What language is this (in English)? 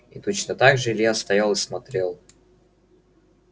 Russian